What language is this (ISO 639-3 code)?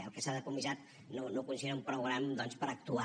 cat